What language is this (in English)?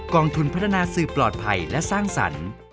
Thai